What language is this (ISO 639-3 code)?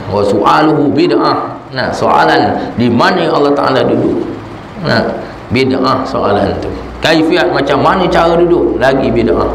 msa